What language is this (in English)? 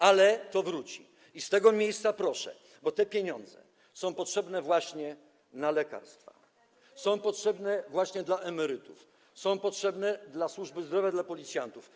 Polish